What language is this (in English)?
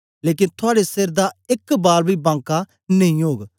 Dogri